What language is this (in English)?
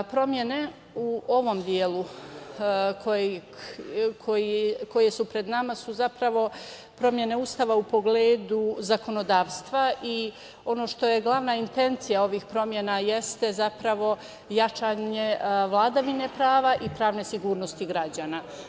Serbian